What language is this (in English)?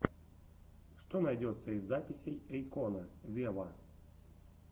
Russian